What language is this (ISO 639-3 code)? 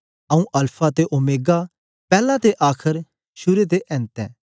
doi